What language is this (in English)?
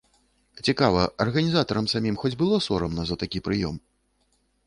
Belarusian